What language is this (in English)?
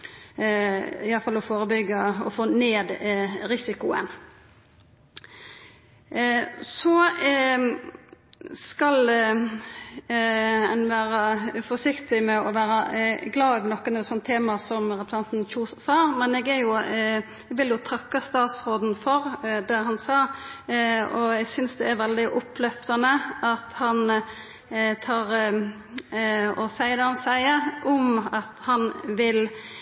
Norwegian Nynorsk